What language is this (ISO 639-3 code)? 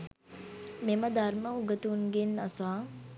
sin